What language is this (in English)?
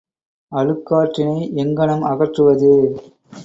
Tamil